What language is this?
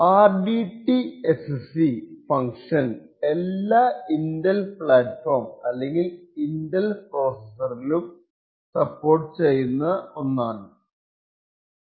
Malayalam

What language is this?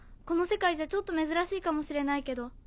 Japanese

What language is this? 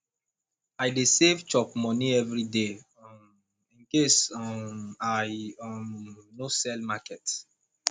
Nigerian Pidgin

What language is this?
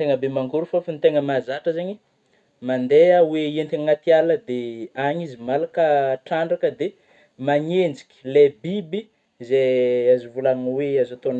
Northern Betsimisaraka Malagasy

